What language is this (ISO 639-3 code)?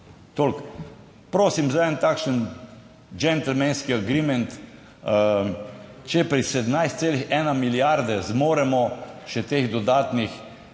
slv